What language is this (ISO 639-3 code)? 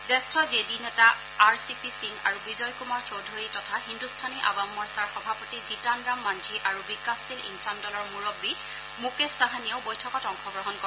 asm